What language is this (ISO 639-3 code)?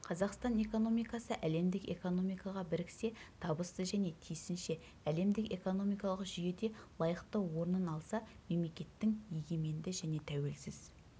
kaz